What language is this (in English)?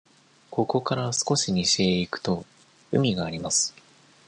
Japanese